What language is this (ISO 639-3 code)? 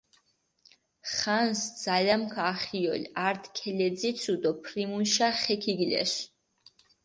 xmf